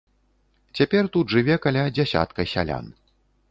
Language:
Belarusian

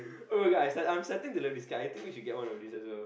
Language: English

